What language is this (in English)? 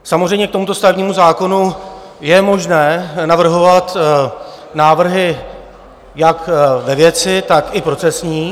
Czech